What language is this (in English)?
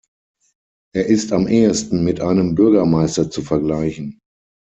German